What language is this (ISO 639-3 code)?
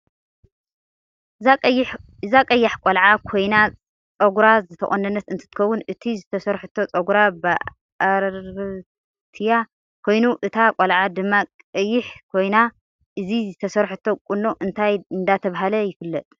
tir